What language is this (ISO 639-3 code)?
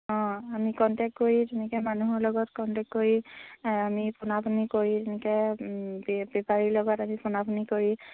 asm